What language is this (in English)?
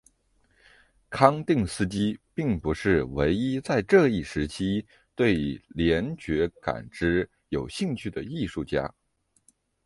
Chinese